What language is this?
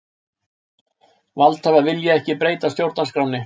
Icelandic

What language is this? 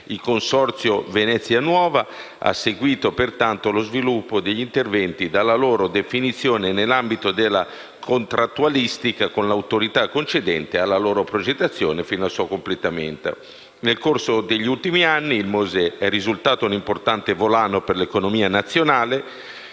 Italian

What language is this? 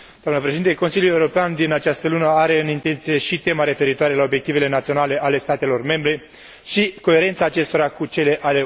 Romanian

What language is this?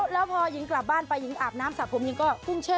Thai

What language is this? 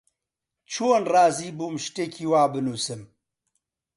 Central Kurdish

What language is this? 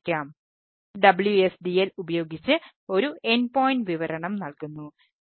Malayalam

